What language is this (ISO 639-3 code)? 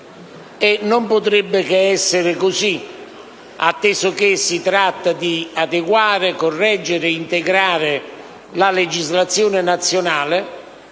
ita